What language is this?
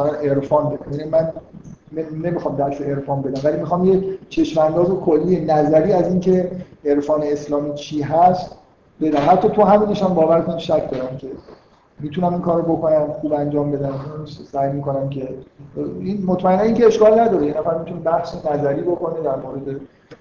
Persian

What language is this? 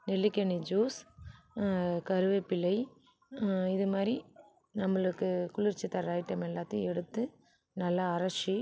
Tamil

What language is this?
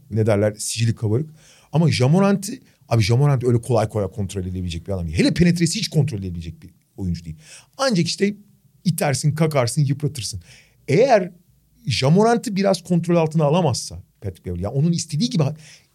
Turkish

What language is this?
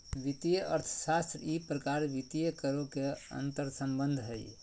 Magahi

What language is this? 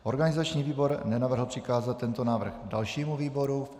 Czech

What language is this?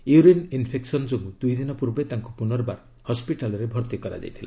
Odia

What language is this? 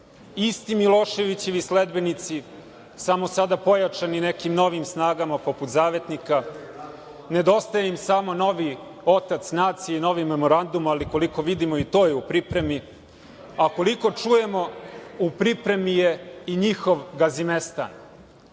Serbian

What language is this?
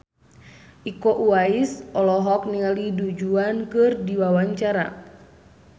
Sundanese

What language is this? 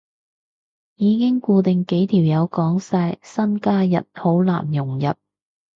Cantonese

